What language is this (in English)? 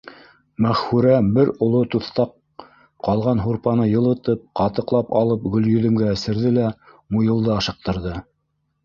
Bashkir